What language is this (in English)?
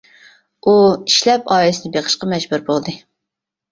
Uyghur